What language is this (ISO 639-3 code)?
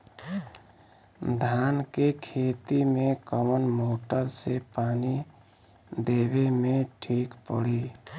bho